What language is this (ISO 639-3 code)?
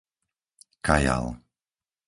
slk